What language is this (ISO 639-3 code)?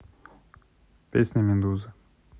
rus